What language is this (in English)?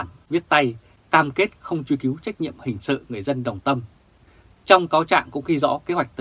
Vietnamese